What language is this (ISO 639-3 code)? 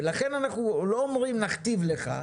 heb